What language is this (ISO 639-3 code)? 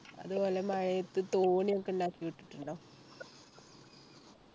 mal